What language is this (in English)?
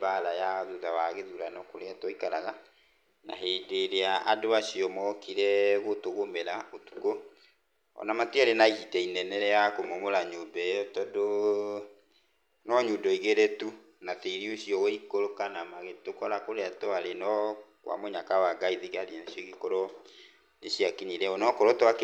Kikuyu